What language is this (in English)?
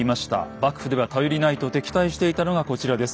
Japanese